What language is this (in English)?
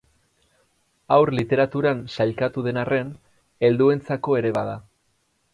Basque